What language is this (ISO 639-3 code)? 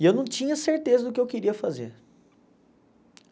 por